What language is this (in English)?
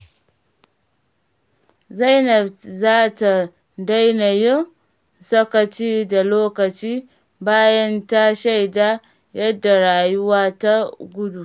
Hausa